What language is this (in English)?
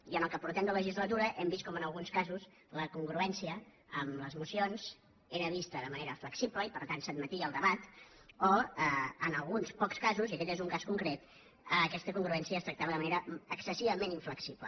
Catalan